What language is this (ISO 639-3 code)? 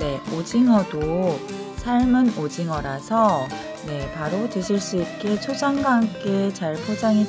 kor